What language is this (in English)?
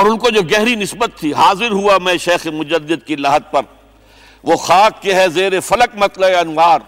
Urdu